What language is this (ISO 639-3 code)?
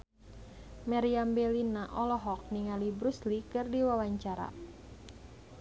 sun